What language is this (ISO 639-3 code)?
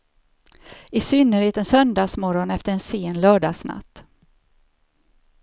swe